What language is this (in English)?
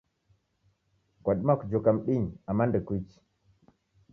Taita